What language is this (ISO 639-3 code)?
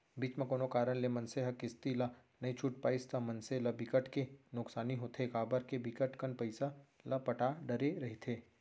hne